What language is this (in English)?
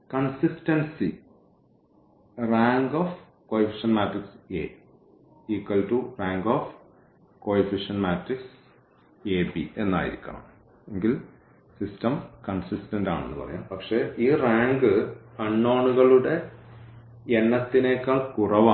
Malayalam